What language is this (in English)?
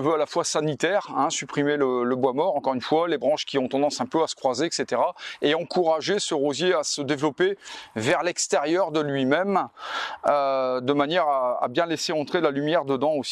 French